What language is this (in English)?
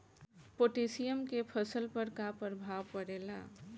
Bhojpuri